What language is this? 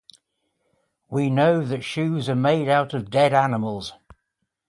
English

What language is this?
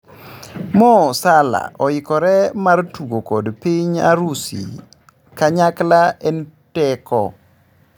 Luo (Kenya and Tanzania)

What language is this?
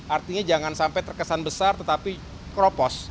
Indonesian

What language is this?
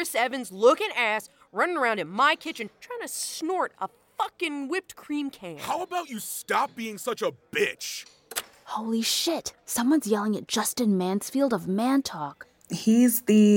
English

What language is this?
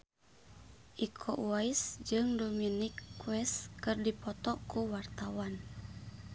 Sundanese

